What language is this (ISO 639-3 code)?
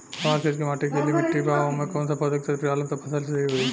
bho